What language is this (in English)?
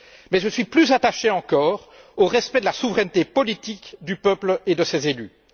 French